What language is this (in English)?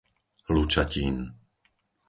Slovak